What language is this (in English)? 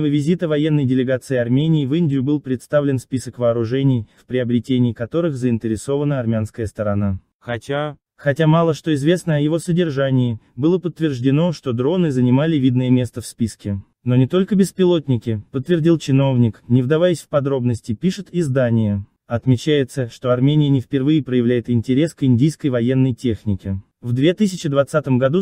Russian